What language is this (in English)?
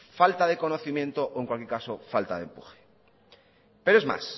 Spanish